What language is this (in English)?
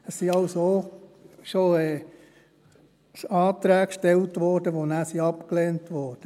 Swiss German